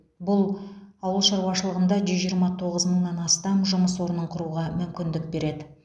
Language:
Kazakh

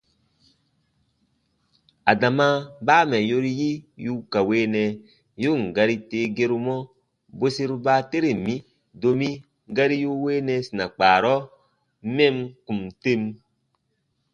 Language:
Baatonum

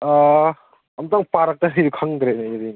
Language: Manipuri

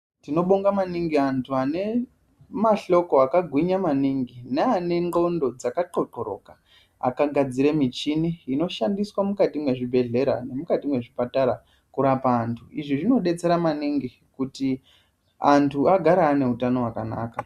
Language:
Ndau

